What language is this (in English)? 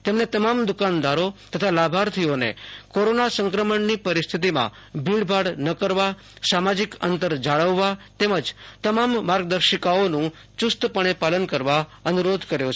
Gujarati